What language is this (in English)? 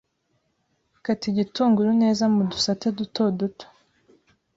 Kinyarwanda